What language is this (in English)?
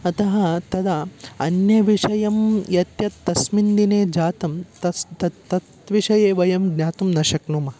Sanskrit